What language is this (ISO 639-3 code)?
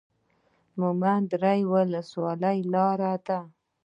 pus